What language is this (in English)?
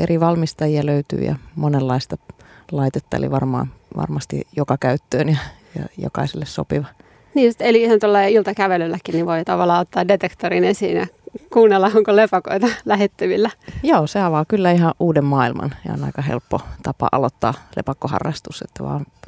Finnish